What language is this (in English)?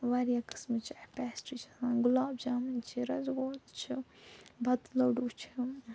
Kashmiri